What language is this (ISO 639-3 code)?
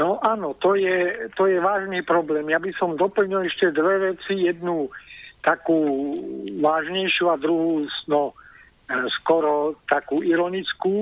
slk